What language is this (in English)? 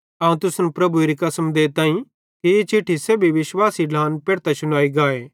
Bhadrawahi